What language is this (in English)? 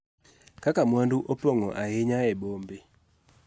Luo (Kenya and Tanzania)